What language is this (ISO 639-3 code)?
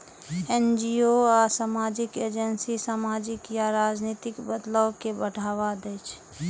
mai